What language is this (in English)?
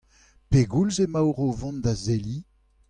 Breton